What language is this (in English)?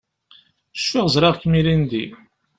Kabyle